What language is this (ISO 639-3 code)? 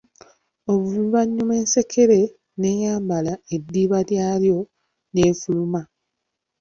lug